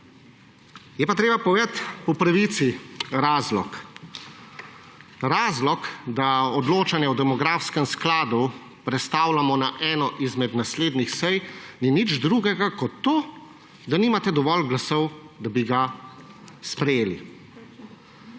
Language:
Slovenian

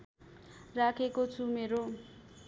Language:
Nepali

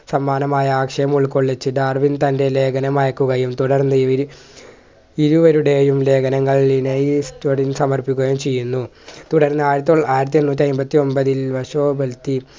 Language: Malayalam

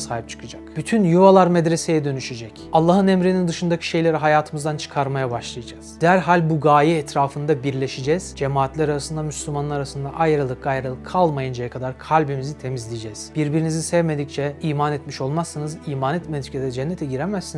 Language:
Turkish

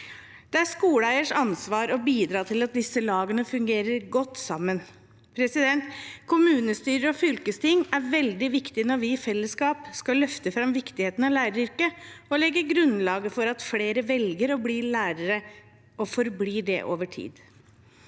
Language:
Norwegian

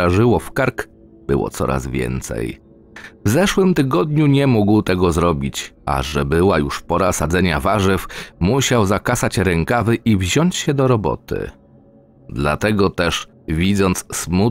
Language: Polish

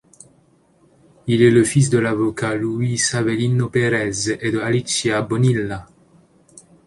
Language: French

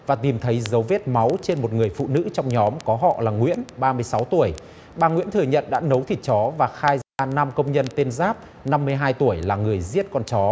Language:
Vietnamese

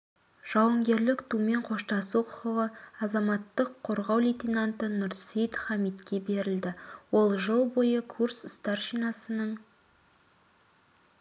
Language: Kazakh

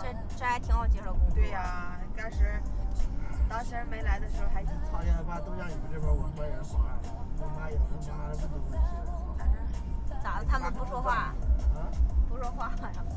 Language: Chinese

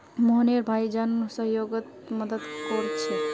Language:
Magahi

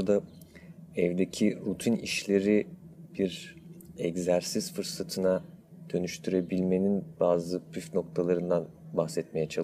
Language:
Turkish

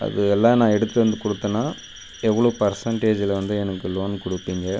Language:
Tamil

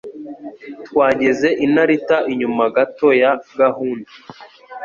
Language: Kinyarwanda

